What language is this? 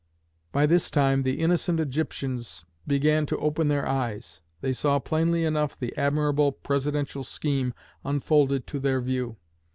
English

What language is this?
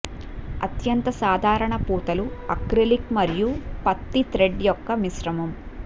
Telugu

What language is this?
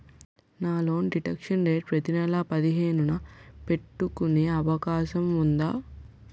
Telugu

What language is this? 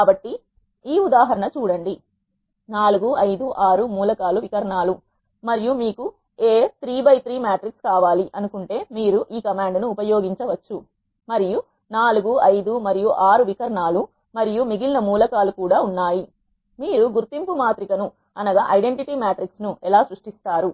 Telugu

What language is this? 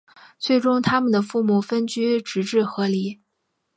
Chinese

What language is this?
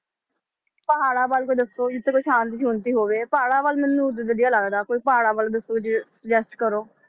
Punjabi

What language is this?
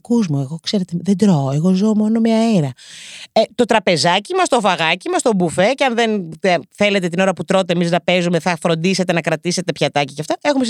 Greek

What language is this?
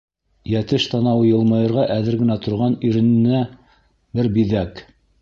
Bashkir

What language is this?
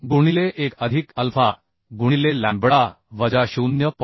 Marathi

